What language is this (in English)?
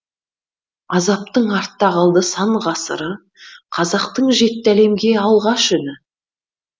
Kazakh